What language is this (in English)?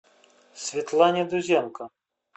Russian